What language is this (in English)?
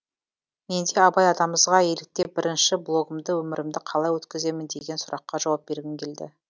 Kazakh